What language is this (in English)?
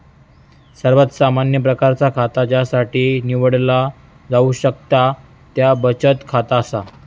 Marathi